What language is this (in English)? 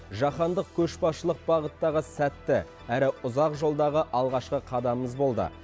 Kazakh